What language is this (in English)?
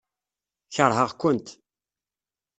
Kabyle